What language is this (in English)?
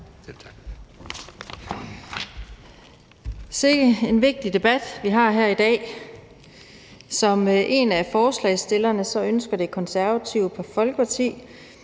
Danish